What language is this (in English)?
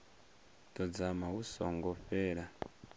Venda